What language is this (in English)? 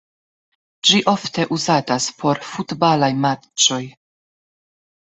Esperanto